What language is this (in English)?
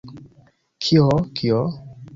Esperanto